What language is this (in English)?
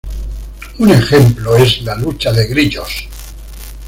Spanish